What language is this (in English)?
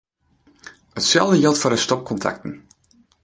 Western Frisian